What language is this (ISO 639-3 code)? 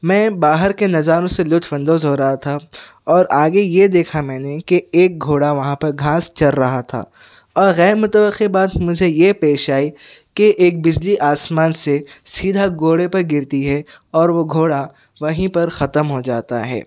urd